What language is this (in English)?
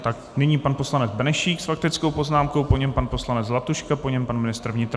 Czech